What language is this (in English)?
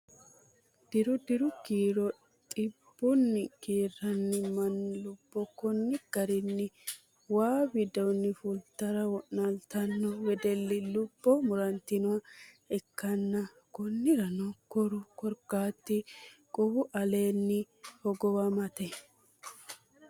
Sidamo